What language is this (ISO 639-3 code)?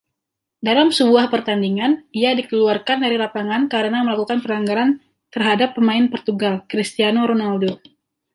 ind